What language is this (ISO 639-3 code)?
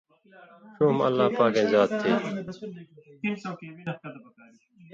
mvy